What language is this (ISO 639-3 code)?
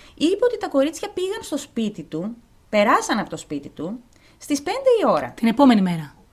ell